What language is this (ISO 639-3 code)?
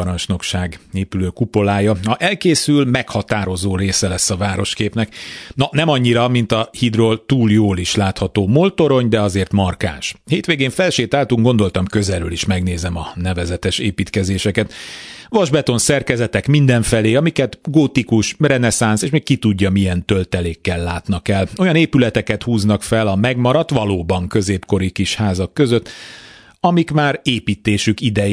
hun